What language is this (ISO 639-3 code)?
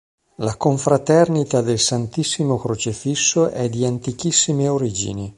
ita